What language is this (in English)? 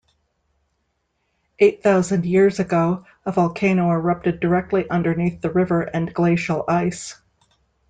English